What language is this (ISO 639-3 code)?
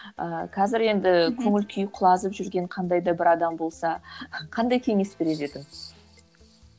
kaz